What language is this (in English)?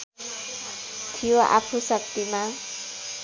Nepali